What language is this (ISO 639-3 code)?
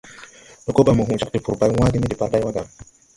tui